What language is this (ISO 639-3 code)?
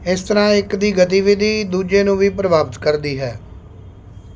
pan